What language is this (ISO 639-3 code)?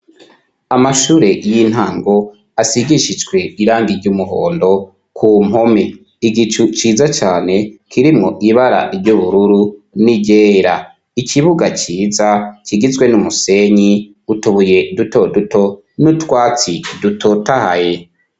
run